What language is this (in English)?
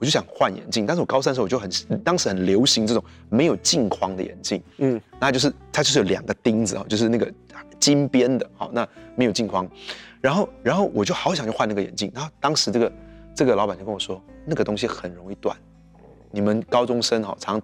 Chinese